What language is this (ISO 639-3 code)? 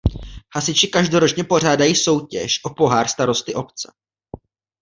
ces